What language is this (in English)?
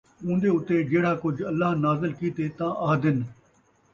Saraiki